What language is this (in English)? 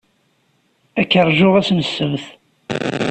Kabyle